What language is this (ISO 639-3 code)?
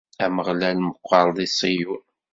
kab